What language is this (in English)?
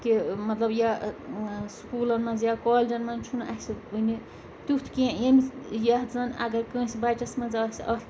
Kashmiri